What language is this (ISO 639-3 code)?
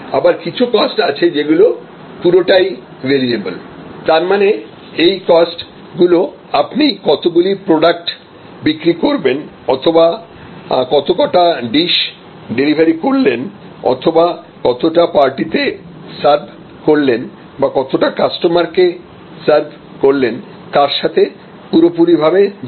ben